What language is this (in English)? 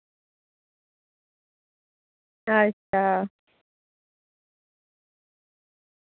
Dogri